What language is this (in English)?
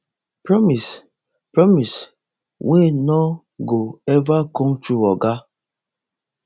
Nigerian Pidgin